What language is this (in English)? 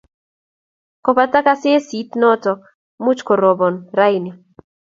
Kalenjin